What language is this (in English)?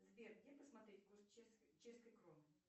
Russian